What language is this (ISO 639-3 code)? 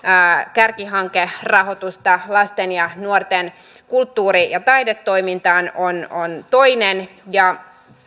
fin